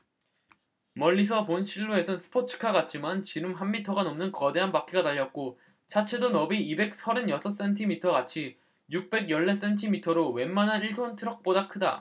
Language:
Korean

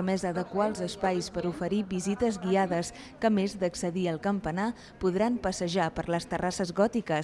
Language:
Spanish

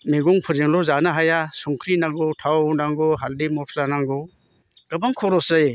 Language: Bodo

